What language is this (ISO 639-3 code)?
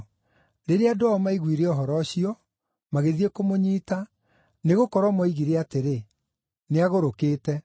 kik